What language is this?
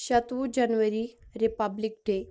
Kashmiri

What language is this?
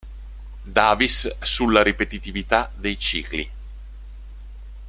Italian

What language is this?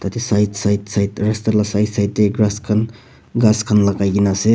Naga Pidgin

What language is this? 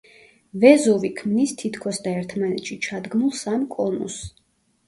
Georgian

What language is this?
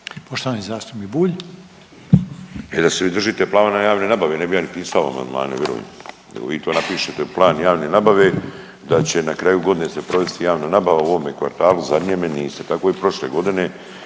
Croatian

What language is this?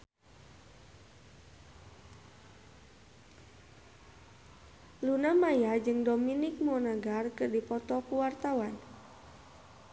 Sundanese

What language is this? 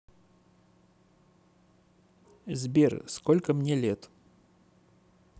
Russian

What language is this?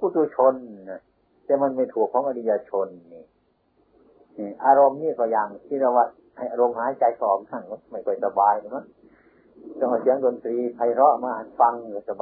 Thai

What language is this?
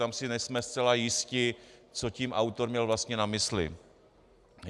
Czech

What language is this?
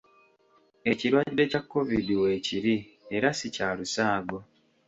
Ganda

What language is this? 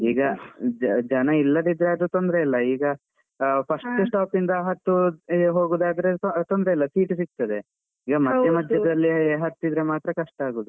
Kannada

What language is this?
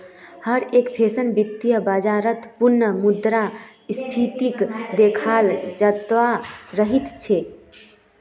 Magahi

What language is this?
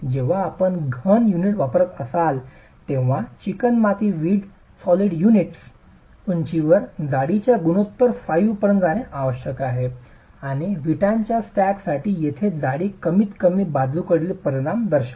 Marathi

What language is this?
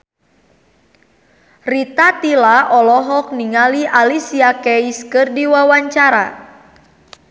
Sundanese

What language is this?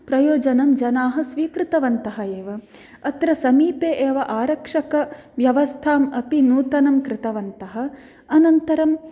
Sanskrit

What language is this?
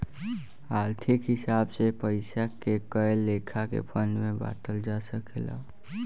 Bhojpuri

